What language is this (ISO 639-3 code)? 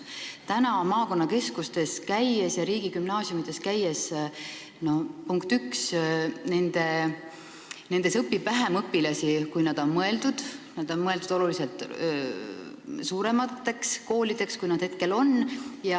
est